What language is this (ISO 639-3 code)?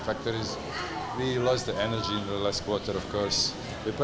ind